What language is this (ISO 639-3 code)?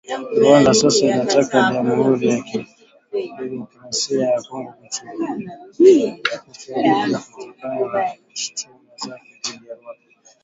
swa